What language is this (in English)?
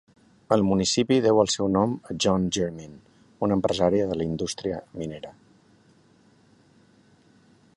Catalan